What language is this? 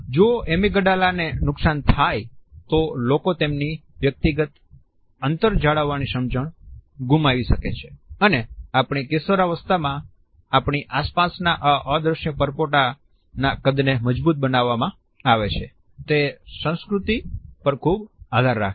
Gujarati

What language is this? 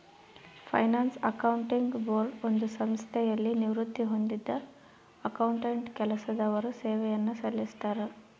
Kannada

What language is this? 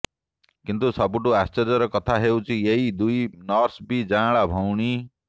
Odia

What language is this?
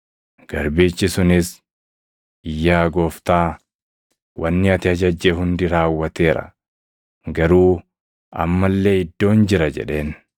Oromo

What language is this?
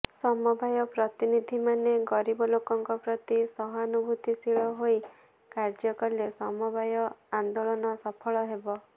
Odia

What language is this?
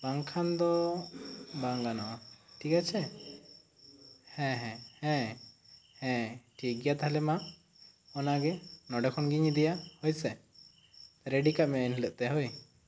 Santali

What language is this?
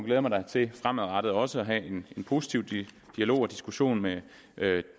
Danish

